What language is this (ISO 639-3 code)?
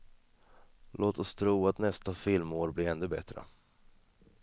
swe